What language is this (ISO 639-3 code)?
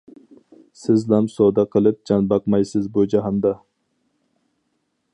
uig